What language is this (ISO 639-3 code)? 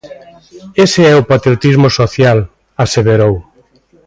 glg